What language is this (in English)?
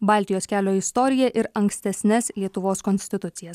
Lithuanian